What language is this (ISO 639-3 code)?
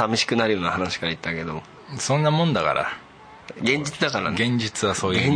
jpn